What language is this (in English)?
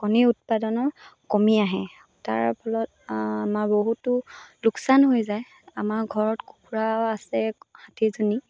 Assamese